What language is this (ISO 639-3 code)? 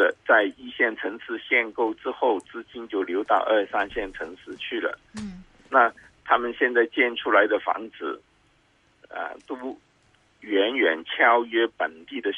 zho